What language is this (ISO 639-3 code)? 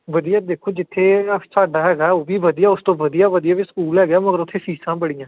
pan